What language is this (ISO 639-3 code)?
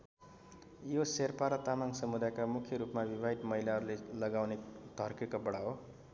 nep